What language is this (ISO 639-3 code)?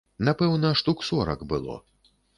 bel